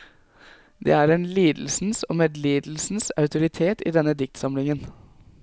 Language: Norwegian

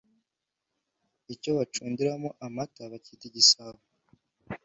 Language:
Kinyarwanda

